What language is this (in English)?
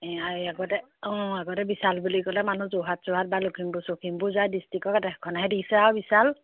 Assamese